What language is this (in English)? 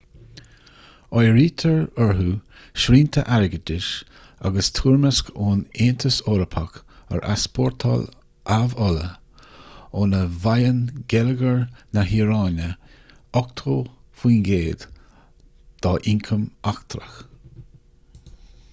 Irish